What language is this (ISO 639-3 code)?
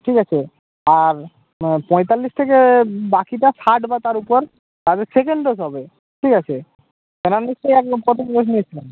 ben